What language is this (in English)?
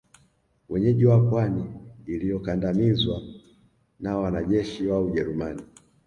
Swahili